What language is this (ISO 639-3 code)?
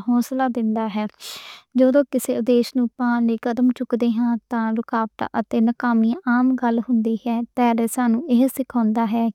lah